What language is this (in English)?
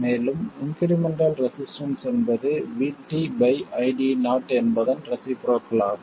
Tamil